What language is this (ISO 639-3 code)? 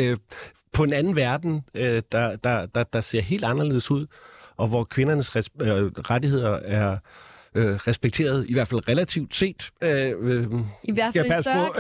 dan